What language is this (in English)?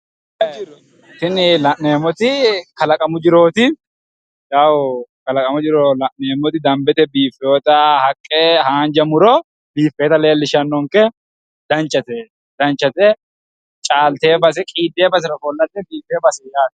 Sidamo